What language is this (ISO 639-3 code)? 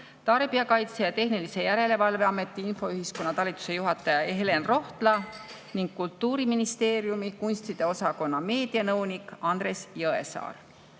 est